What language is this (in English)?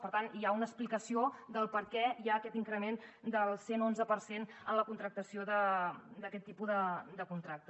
Catalan